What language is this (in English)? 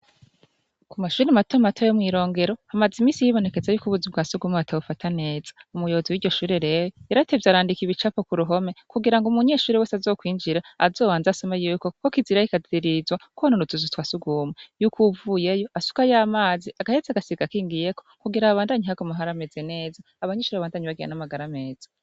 Rundi